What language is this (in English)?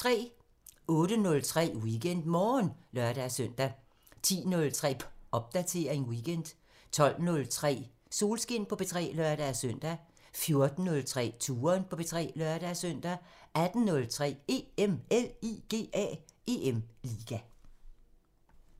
Danish